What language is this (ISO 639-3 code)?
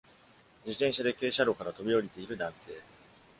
jpn